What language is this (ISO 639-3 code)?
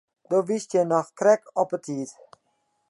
fry